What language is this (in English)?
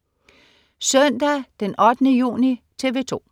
Danish